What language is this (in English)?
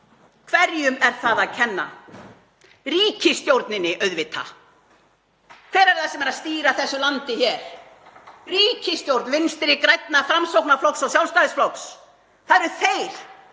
Icelandic